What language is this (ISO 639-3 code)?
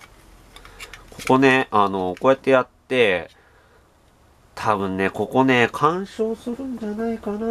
jpn